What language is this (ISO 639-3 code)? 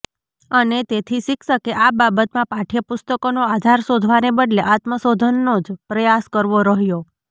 guj